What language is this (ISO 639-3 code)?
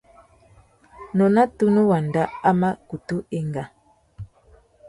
bag